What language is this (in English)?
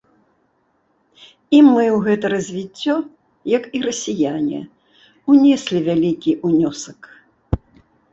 Belarusian